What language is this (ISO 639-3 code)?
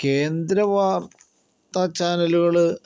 mal